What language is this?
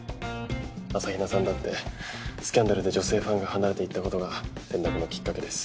Japanese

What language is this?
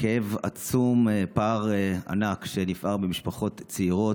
Hebrew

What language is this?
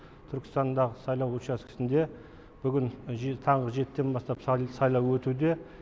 Kazakh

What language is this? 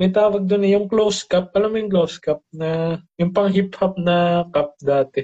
Filipino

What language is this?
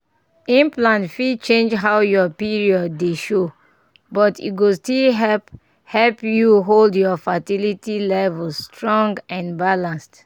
Nigerian Pidgin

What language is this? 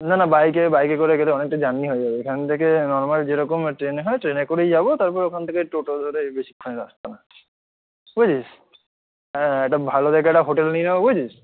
Bangla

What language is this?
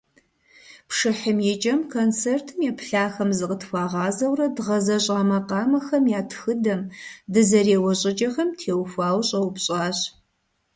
Kabardian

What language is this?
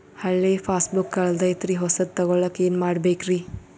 Kannada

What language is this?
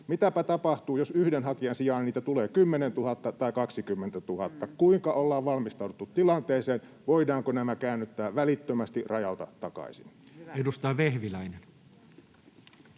Finnish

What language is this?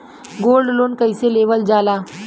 Bhojpuri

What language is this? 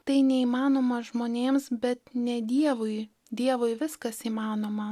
Lithuanian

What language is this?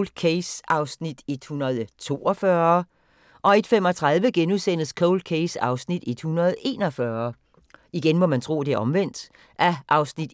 Danish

